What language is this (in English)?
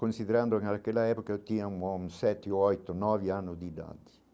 Portuguese